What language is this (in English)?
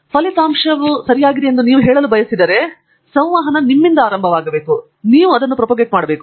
Kannada